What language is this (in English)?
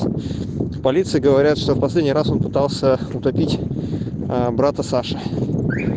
Russian